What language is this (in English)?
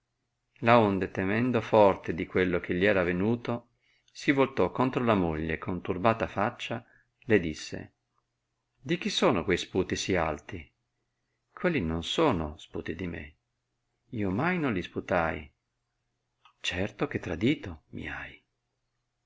Italian